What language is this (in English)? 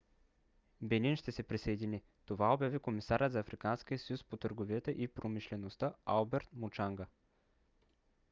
Bulgarian